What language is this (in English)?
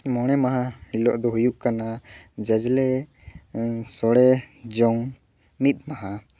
Santali